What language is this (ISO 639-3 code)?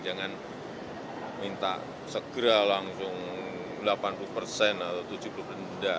ind